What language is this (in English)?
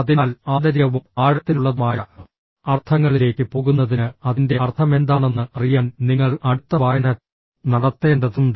Malayalam